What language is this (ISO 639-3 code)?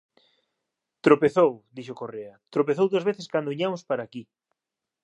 glg